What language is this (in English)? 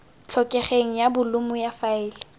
Tswana